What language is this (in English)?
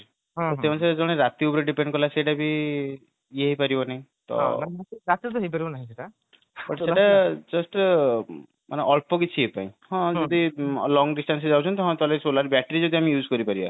Odia